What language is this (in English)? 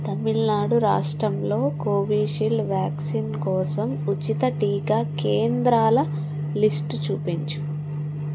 Telugu